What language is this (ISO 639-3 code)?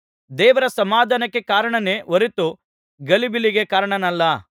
kan